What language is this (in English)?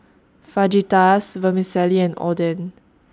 English